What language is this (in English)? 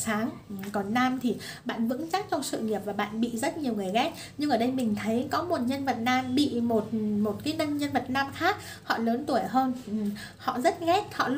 Vietnamese